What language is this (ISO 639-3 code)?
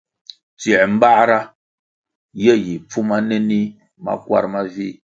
nmg